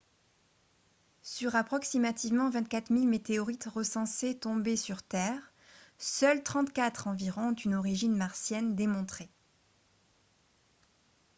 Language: French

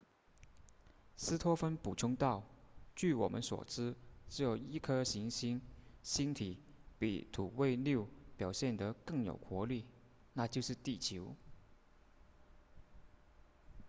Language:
Chinese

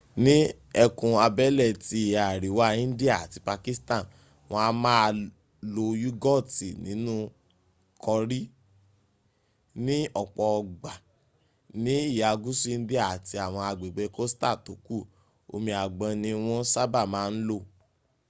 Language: Yoruba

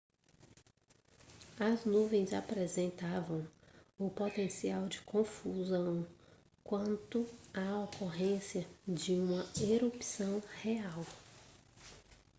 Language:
Portuguese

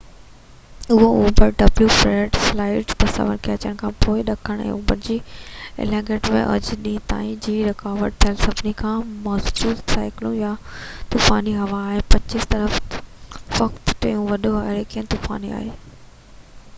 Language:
Sindhi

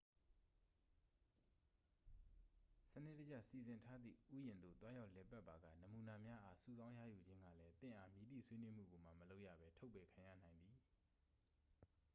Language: Burmese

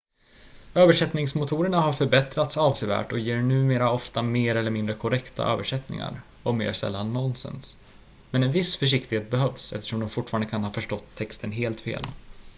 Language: Swedish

